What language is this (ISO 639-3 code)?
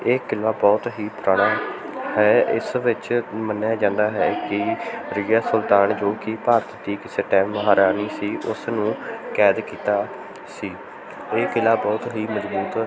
pan